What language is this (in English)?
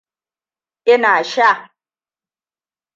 Hausa